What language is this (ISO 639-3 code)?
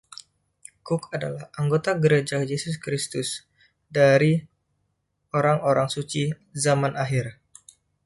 ind